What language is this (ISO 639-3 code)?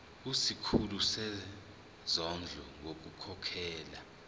zul